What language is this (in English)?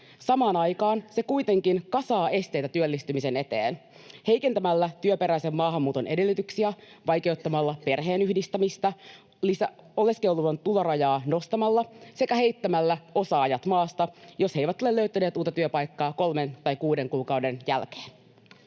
Finnish